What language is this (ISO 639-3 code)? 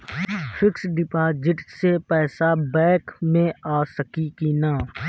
bho